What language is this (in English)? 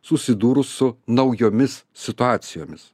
Lithuanian